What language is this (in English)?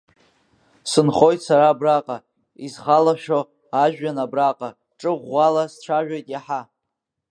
Abkhazian